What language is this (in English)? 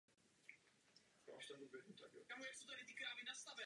Czech